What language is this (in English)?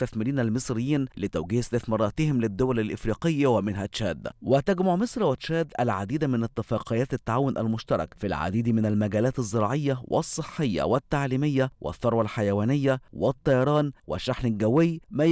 Arabic